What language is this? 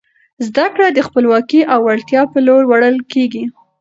Pashto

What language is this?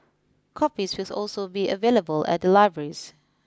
English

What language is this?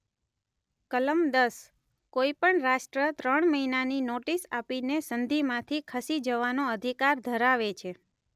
Gujarati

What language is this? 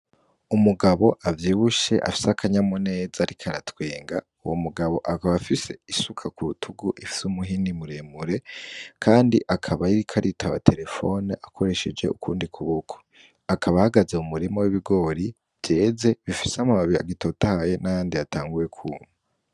Rundi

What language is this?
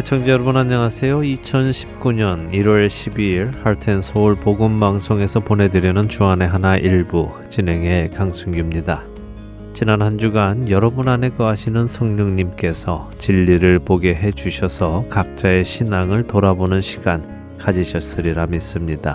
Korean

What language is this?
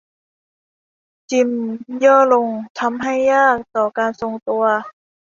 Thai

